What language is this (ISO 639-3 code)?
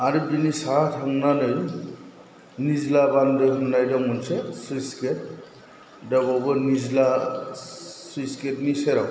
brx